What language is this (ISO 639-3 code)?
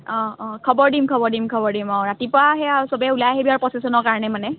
asm